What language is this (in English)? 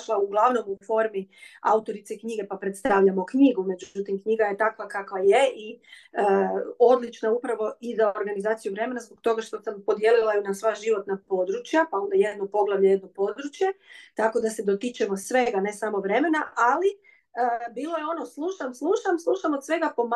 Croatian